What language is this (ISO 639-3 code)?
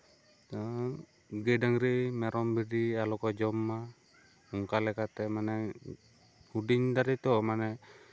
sat